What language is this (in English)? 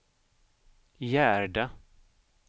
Swedish